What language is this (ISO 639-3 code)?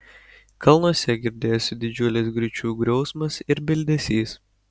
lit